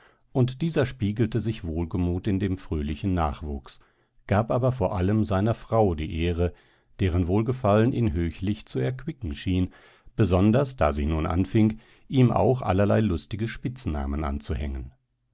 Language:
German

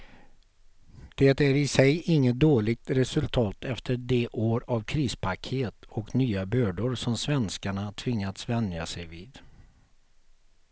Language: Swedish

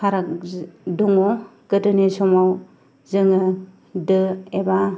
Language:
Bodo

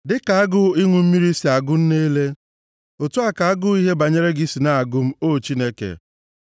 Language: Igbo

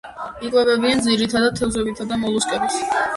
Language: Georgian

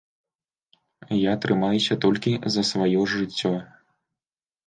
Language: Belarusian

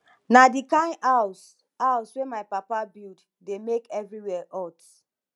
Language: Nigerian Pidgin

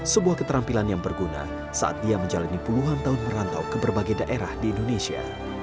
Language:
Indonesian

